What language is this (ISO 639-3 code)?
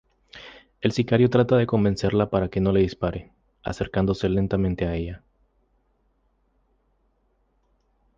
spa